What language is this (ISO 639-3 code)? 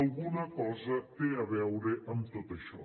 cat